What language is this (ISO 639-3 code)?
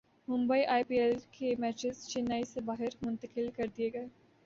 urd